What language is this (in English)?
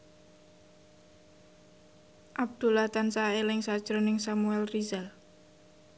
Javanese